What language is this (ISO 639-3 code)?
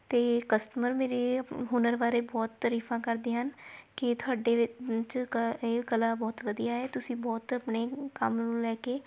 pan